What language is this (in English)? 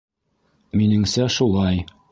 Bashkir